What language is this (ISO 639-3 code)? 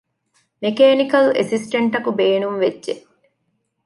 div